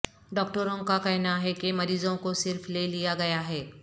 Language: Urdu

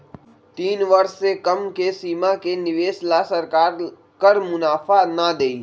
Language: Magahi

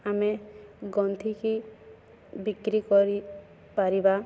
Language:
Odia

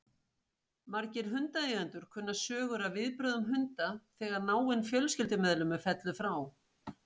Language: Icelandic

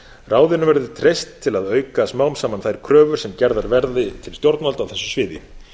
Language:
Icelandic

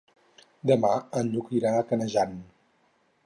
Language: Catalan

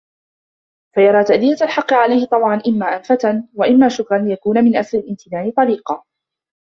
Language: Arabic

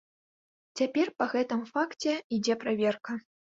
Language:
Belarusian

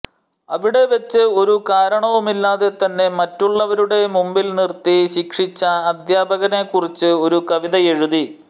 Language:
Malayalam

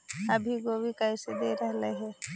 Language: Magahi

